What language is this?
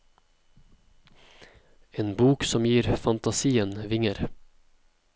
Norwegian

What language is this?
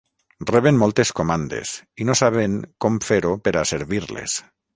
Catalan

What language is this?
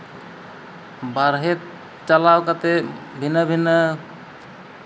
Santali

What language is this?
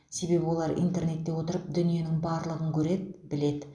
Kazakh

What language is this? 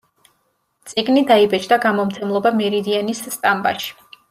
Georgian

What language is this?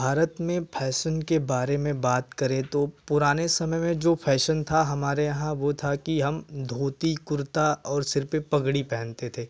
Hindi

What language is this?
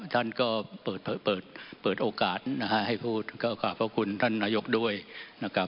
Thai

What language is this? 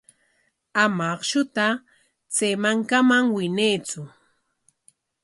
Corongo Ancash Quechua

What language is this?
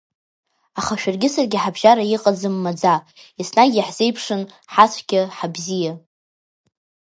Abkhazian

